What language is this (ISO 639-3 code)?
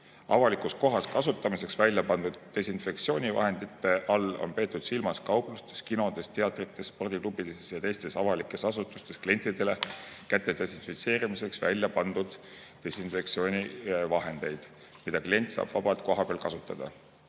est